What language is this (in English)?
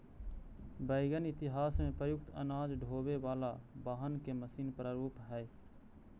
Magahi